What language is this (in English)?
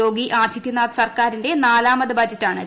Malayalam